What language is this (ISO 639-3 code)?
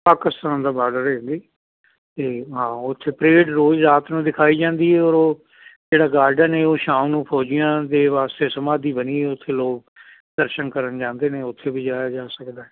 pan